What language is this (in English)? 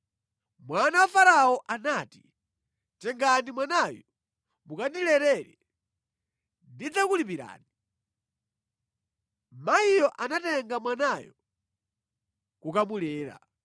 Nyanja